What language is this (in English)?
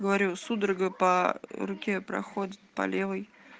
Russian